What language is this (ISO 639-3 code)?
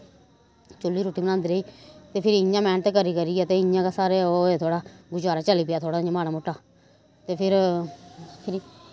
doi